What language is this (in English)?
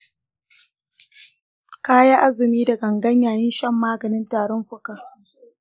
Hausa